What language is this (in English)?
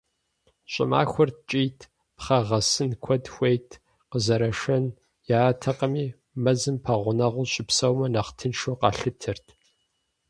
Kabardian